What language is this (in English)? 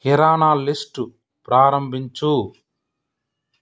Telugu